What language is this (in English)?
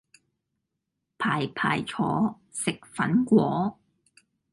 Cantonese